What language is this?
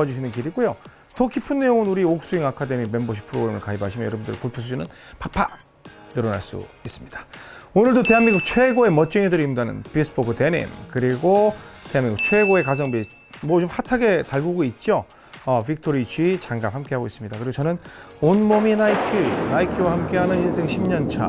Korean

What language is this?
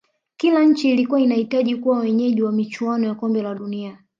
Swahili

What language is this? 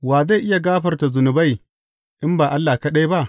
Hausa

